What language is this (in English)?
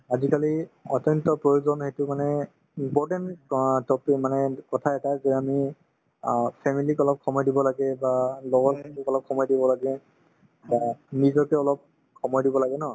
Assamese